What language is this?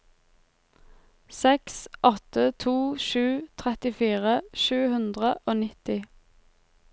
Norwegian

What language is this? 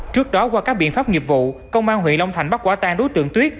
Vietnamese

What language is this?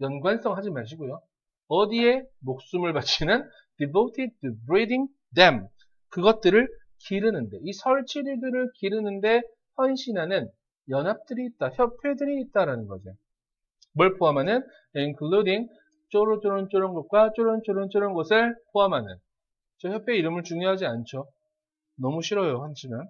Korean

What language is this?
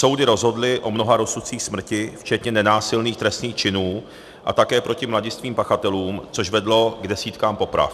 Czech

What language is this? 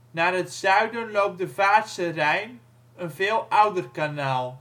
Dutch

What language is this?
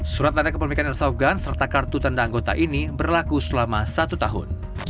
Indonesian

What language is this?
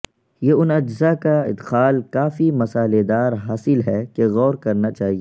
Urdu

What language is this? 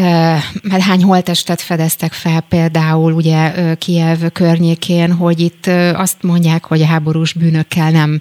Hungarian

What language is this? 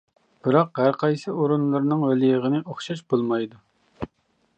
Uyghur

